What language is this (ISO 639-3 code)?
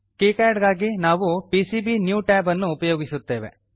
kan